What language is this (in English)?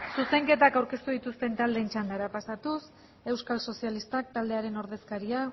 Basque